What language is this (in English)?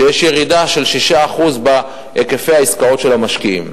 Hebrew